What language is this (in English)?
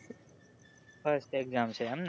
Gujarati